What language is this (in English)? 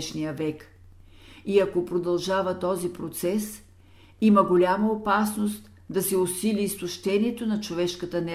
Bulgarian